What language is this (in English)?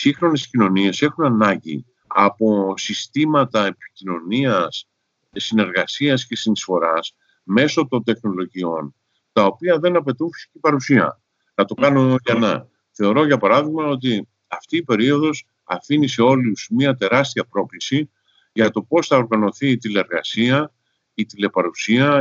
Greek